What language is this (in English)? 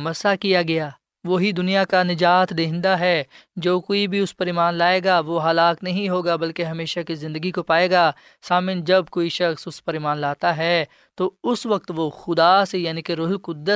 Urdu